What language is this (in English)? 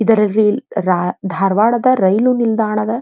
Kannada